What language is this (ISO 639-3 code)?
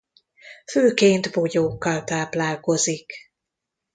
hun